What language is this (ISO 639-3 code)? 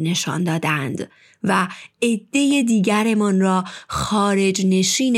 fas